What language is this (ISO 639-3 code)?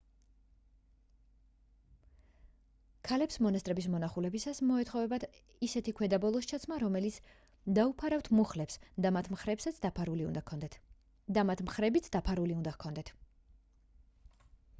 kat